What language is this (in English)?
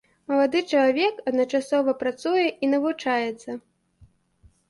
Belarusian